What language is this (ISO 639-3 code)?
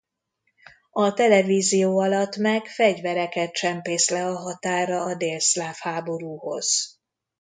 hun